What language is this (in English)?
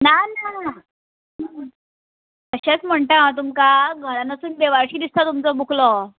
Konkani